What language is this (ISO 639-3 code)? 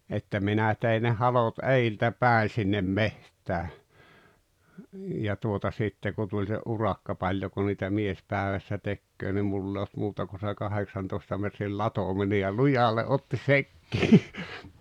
fin